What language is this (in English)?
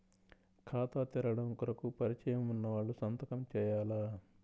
Telugu